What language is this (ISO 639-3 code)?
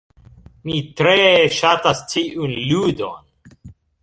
epo